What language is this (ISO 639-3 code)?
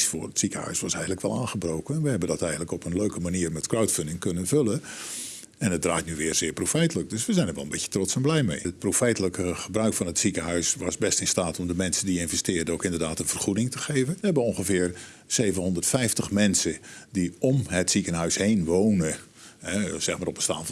nld